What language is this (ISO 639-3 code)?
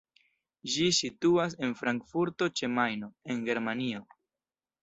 epo